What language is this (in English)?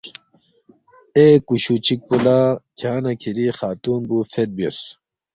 Balti